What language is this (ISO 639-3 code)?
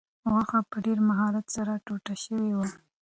pus